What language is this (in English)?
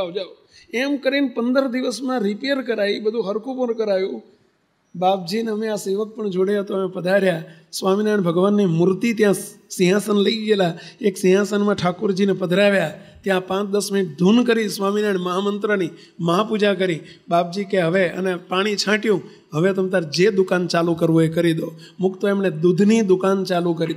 Gujarati